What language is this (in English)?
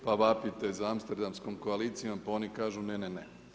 Croatian